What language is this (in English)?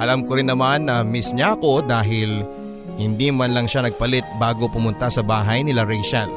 Filipino